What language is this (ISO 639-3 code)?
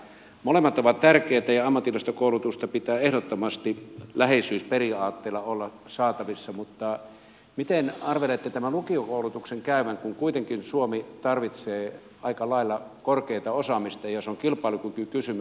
fin